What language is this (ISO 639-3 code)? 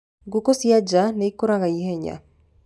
kik